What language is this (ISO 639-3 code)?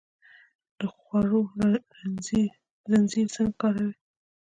pus